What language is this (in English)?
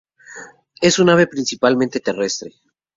Spanish